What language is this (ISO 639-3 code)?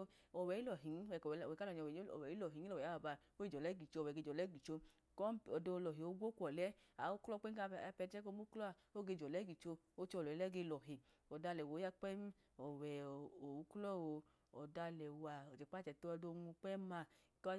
idu